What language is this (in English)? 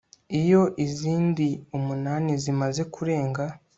Kinyarwanda